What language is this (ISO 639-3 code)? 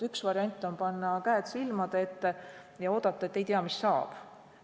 est